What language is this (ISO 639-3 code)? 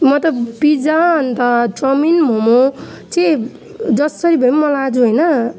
nep